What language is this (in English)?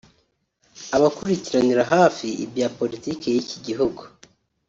Kinyarwanda